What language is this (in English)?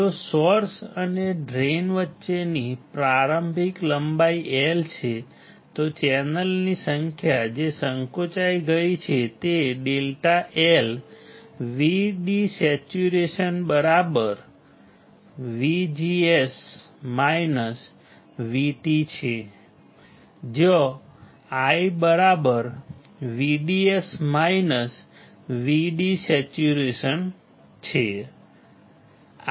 Gujarati